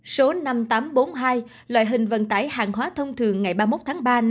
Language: Vietnamese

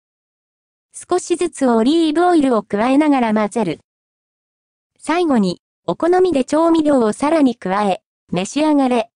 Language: Japanese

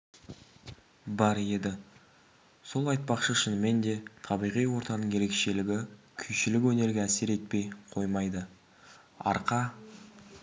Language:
Kazakh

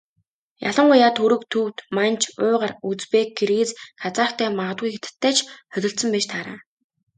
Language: Mongolian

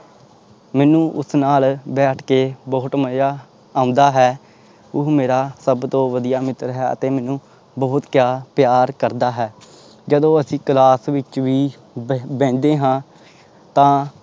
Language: Punjabi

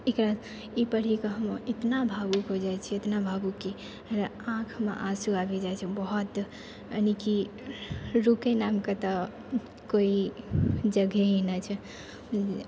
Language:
Maithili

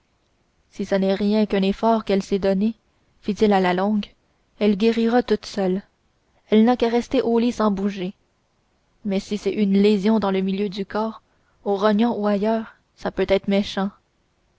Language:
French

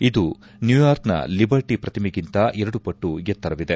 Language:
Kannada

